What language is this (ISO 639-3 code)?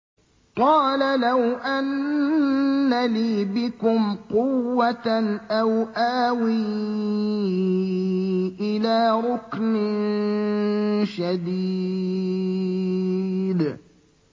ara